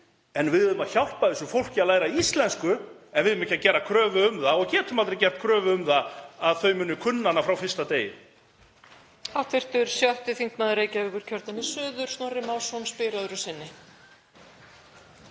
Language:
Icelandic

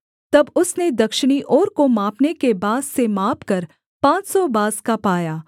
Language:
Hindi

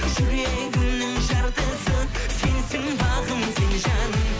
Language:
Kazakh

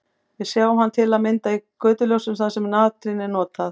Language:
Icelandic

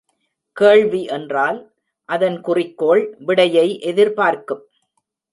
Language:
Tamil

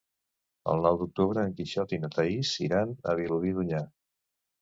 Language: Catalan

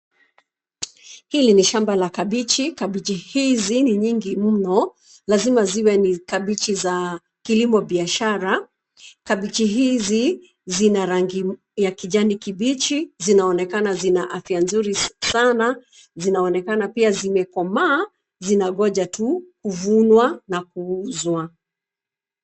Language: Swahili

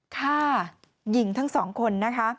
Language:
Thai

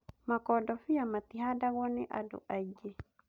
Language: Kikuyu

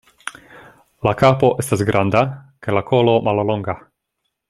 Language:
Esperanto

